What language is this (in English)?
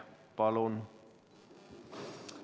Estonian